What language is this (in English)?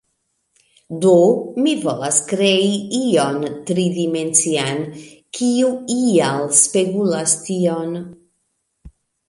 Esperanto